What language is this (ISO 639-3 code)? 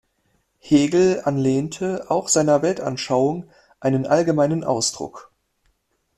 deu